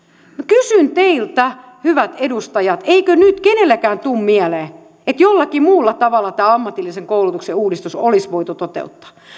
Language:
Finnish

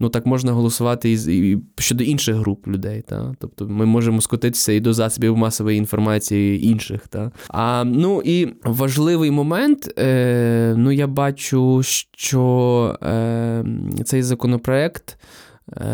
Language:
Ukrainian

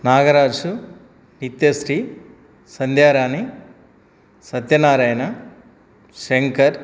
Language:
Telugu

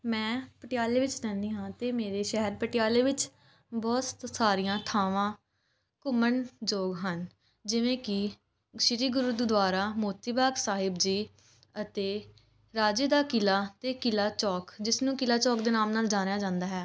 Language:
Punjabi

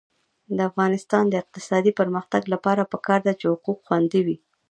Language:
Pashto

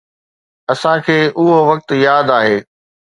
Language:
Sindhi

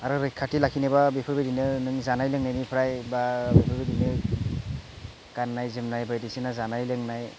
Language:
Bodo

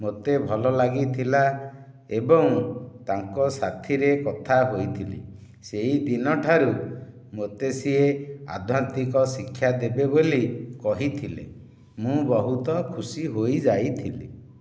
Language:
Odia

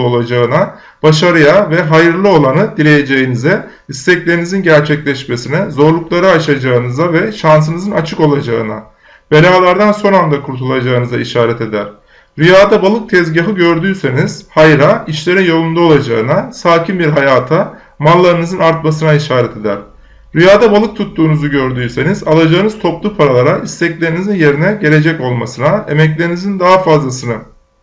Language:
Turkish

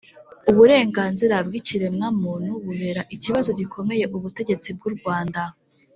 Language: Kinyarwanda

